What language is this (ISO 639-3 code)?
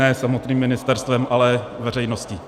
ces